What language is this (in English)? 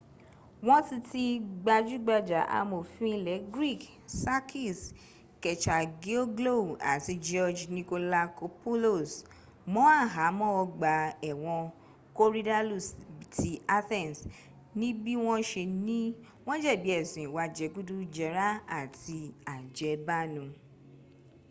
Yoruba